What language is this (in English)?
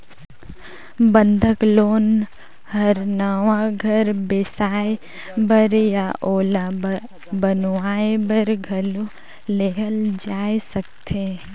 Chhattisgarhi